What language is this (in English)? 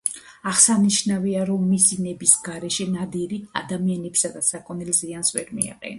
Georgian